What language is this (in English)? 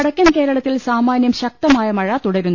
Malayalam